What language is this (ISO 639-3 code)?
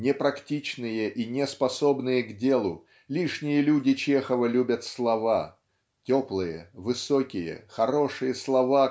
rus